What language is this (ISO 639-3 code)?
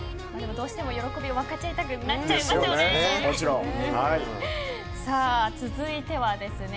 jpn